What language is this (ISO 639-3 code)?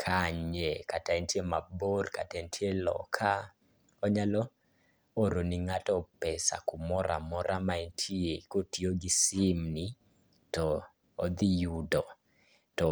luo